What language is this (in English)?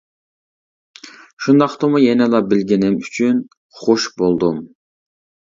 Uyghur